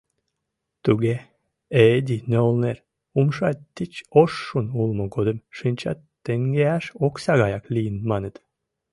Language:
Mari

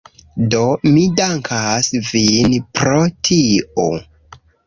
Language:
Esperanto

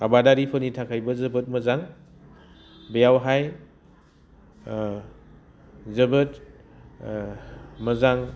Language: Bodo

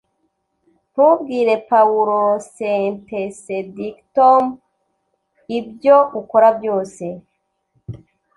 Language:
Kinyarwanda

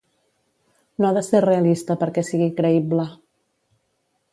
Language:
Catalan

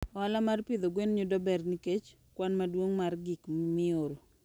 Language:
Luo (Kenya and Tanzania)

